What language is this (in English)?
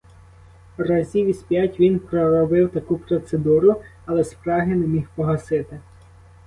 Ukrainian